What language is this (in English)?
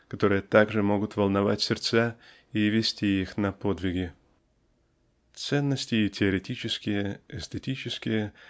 Russian